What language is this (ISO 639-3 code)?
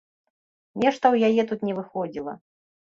bel